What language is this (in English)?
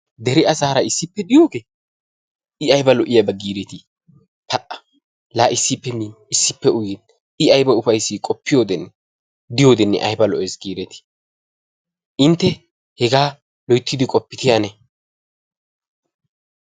Wolaytta